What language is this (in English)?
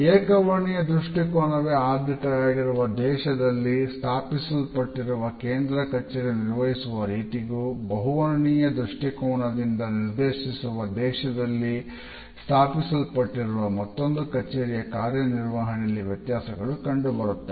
Kannada